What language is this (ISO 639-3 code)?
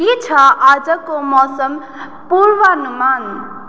nep